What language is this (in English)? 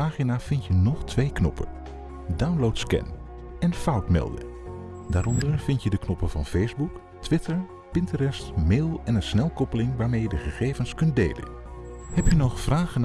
Dutch